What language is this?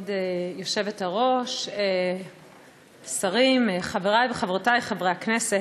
Hebrew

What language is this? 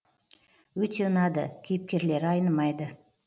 Kazakh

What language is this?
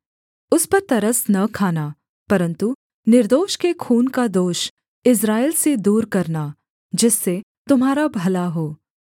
Hindi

